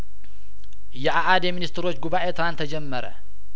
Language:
Amharic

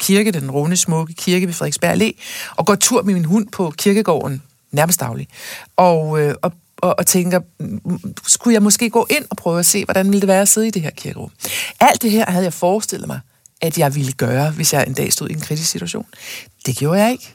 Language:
Danish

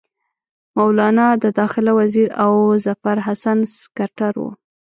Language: Pashto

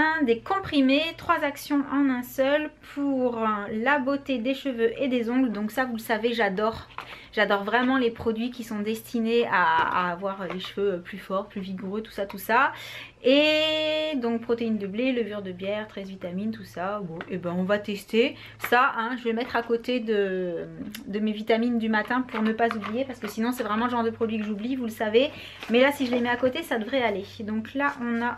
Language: French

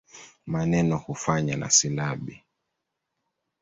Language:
Swahili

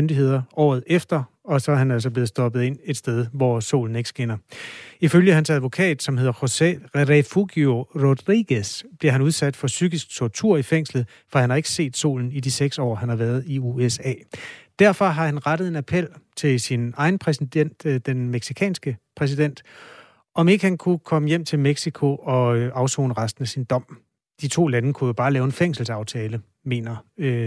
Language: Danish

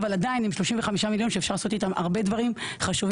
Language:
Hebrew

